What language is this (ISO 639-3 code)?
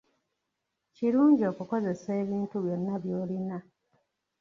lug